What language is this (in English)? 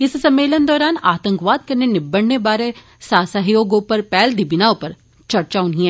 Dogri